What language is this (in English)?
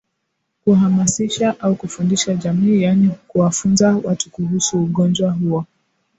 Swahili